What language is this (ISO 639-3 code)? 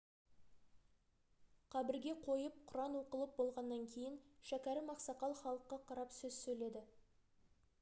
kaz